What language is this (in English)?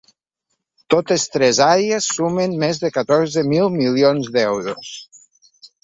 Catalan